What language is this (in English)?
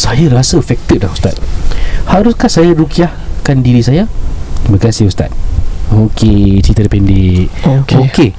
Malay